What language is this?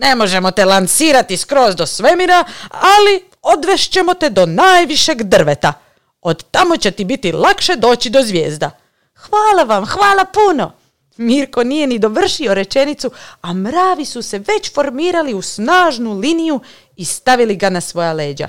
Croatian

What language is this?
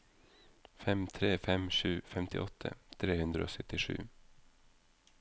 Norwegian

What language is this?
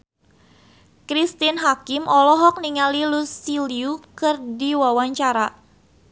Sundanese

